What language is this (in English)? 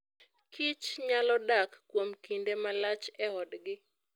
Luo (Kenya and Tanzania)